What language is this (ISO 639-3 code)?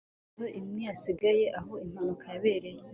kin